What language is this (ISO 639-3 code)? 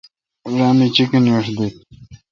xka